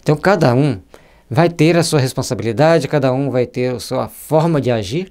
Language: Portuguese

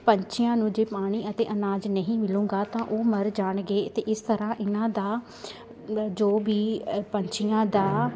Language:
Punjabi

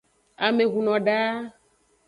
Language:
Aja (Benin)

